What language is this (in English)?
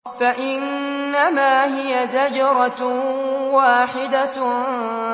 Arabic